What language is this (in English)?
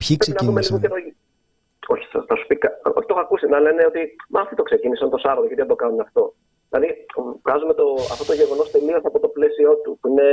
Greek